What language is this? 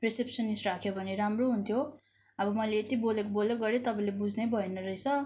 Nepali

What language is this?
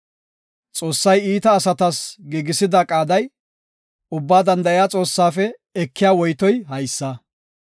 Gofa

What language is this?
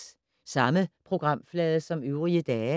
Danish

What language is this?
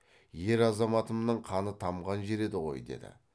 Kazakh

